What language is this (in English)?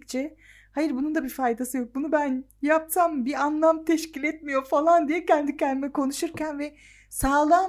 Turkish